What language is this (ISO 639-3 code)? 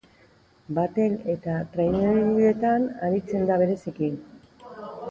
eus